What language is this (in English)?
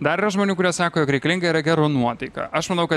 Lithuanian